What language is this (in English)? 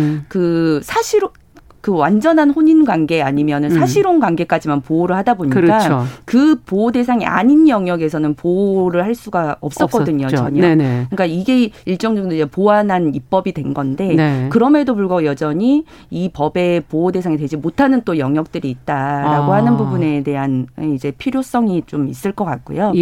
Korean